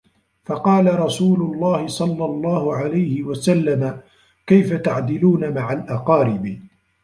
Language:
Arabic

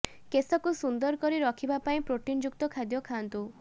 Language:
Odia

